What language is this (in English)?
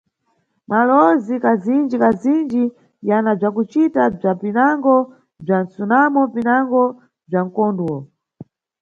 Nyungwe